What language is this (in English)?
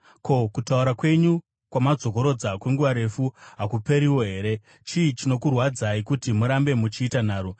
Shona